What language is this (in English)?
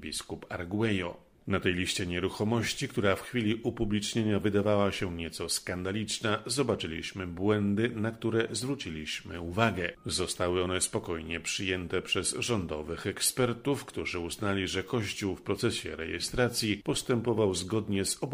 Polish